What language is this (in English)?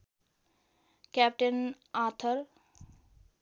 Nepali